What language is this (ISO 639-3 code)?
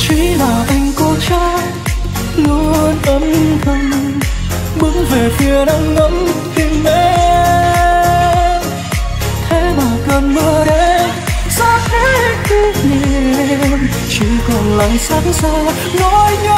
vie